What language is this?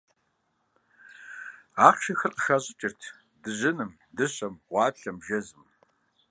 Kabardian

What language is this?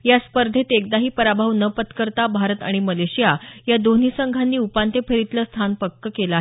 Marathi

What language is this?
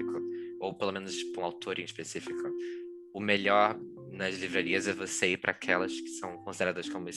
Portuguese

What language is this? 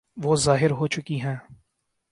Urdu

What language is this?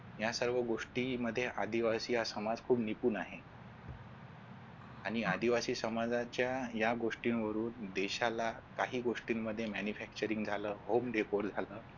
Marathi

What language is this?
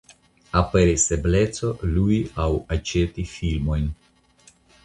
Esperanto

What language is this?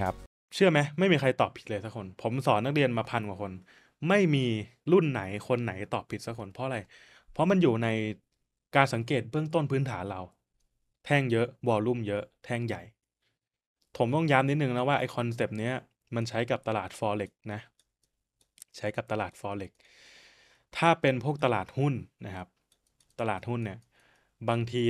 Thai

